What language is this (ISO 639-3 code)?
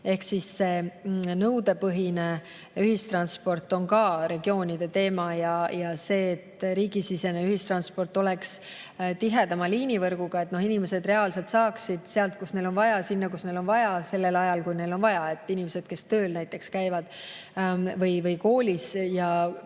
est